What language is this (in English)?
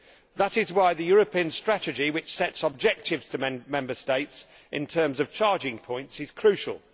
English